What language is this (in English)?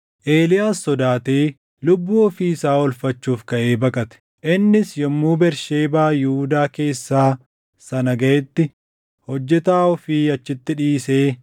Oromo